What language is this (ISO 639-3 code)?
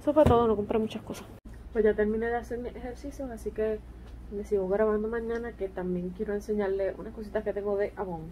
spa